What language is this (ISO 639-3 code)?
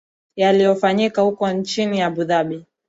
swa